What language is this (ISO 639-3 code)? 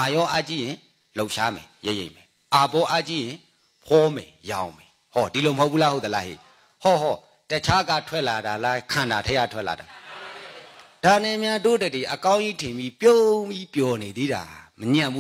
eng